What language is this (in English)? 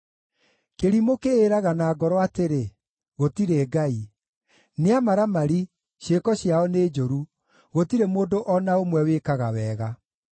Kikuyu